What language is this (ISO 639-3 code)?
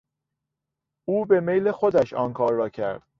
fas